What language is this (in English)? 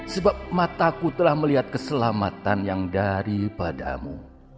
Indonesian